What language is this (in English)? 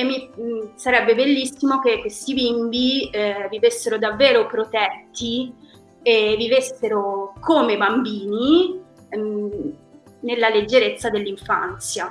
Italian